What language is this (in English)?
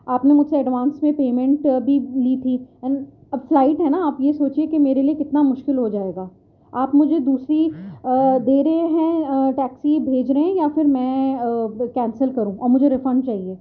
Urdu